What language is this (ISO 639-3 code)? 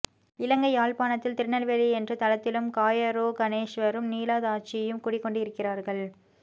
tam